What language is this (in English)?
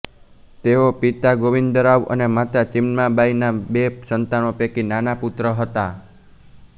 Gujarati